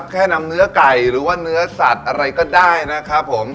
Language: Thai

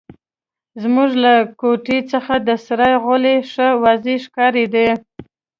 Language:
Pashto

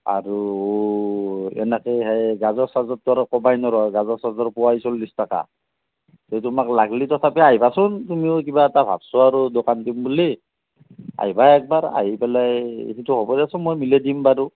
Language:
Assamese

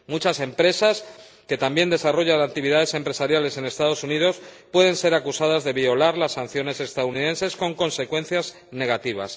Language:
Spanish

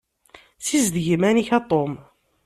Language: Kabyle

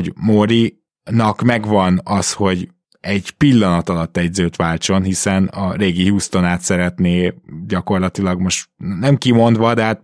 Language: Hungarian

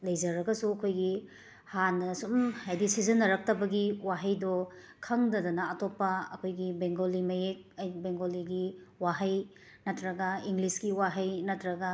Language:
Manipuri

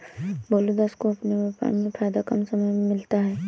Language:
Hindi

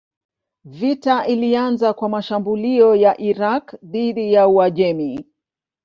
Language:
Swahili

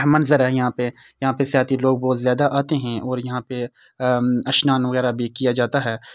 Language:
Urdu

